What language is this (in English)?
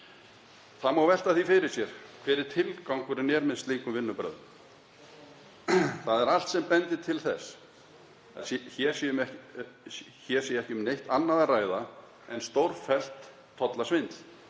Icelandic